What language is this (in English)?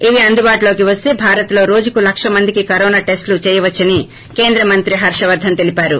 Telugu